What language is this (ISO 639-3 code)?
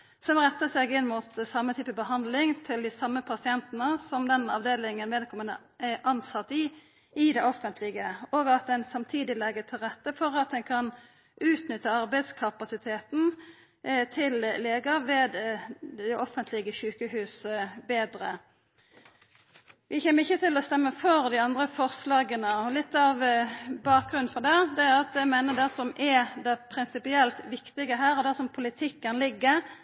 nno